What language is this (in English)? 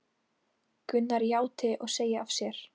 Icelandic